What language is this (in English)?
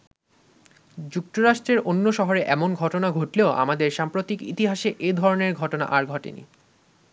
Bangla